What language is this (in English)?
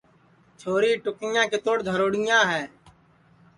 Sansi